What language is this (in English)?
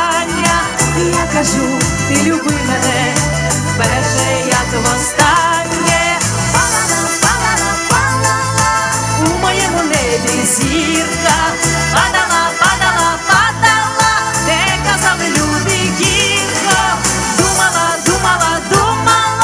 Ukrainian